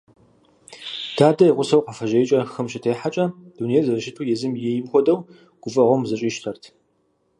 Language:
Kabardian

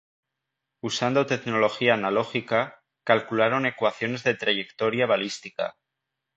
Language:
Spanish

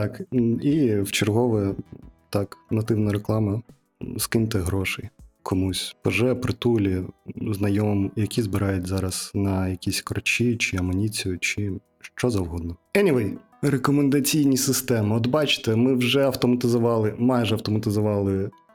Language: Ukrainian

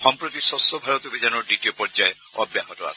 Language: Assamese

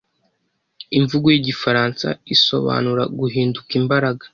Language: Kinyarwanda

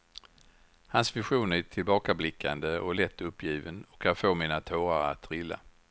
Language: Swedish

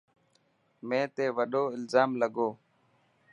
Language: Dhatki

